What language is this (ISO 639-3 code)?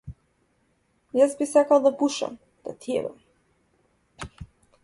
mkd